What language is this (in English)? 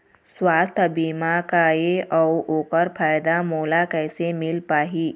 Chhattisgarhi